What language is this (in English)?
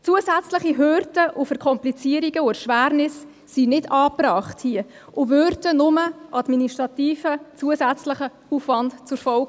Swiss German